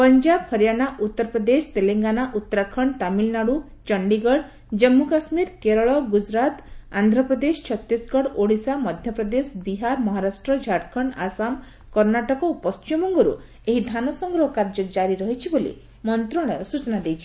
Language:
Odia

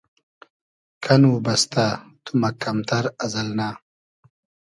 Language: Hazaragi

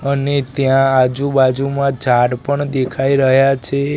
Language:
Gujarati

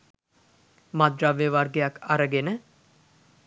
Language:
Sinhala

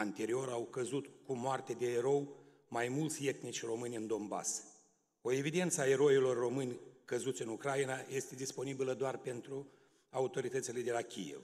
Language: Romanian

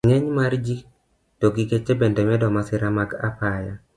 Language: Luo (Kenya and Tanzania)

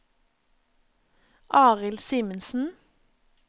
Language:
Norwegian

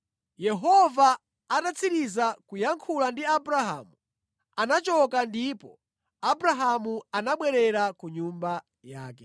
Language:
Nyanja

